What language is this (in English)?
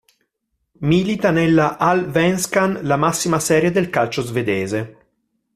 Italian